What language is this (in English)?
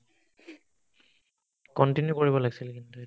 Assamese